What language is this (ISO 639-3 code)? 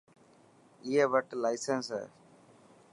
mki